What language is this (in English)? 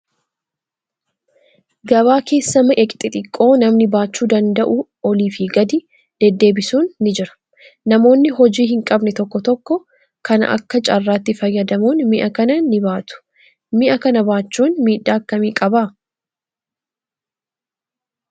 Oromo